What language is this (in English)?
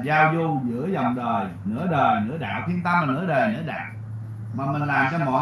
Vietnamese